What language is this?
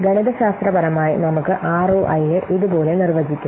Malayalam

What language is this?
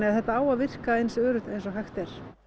Icelandic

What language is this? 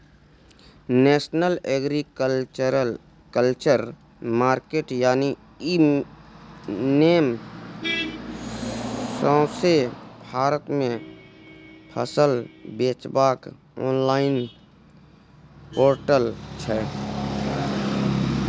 Maithili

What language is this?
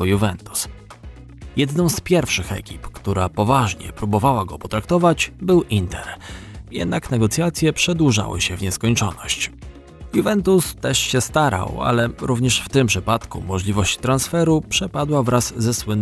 Polish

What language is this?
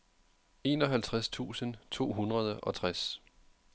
Danish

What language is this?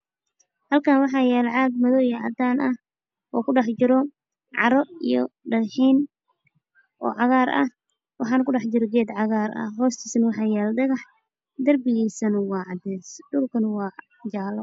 Somali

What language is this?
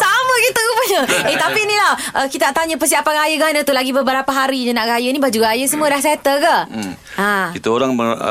Malay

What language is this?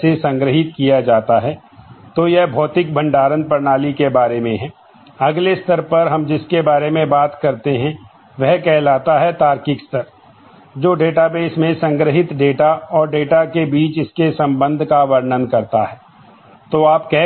Hindi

